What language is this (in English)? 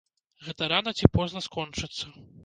Belarusian